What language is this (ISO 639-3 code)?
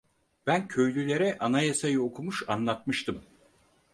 tur